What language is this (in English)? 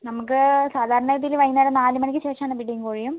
Malayalam